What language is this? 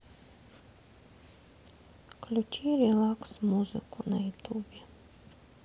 Russian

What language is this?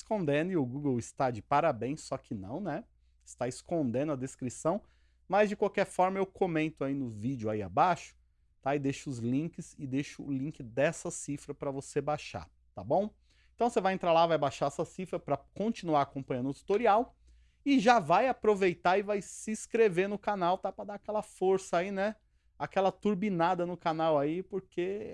Portuguese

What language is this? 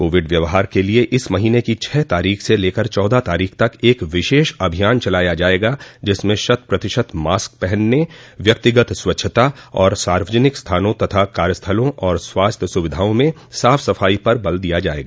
Hindi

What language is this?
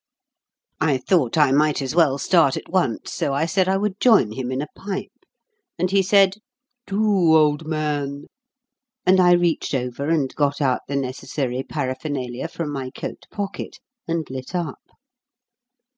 English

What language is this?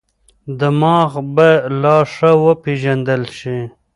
Pashto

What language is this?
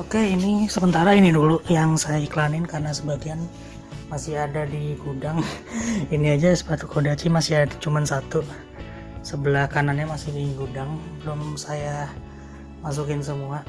Indonesian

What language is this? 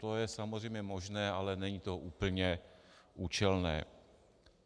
Czech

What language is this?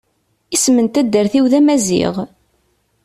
Kabyle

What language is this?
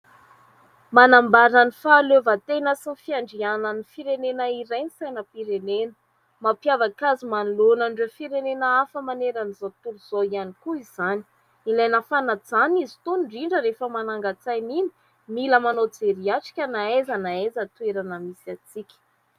Malagasy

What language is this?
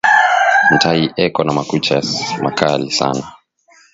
Swahili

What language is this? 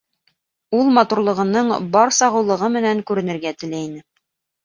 Bashkir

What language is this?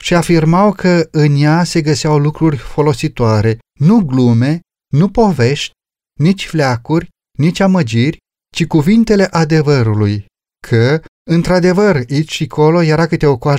Romanian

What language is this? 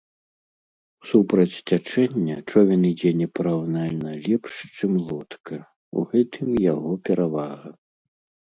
Belarusian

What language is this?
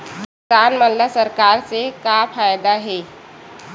Chhattisgarhi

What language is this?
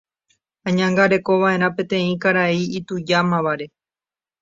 Guarani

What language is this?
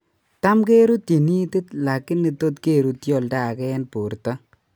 Kalenjin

